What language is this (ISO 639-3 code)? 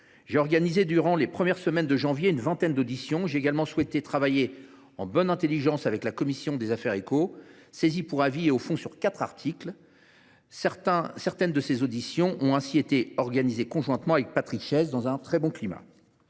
fra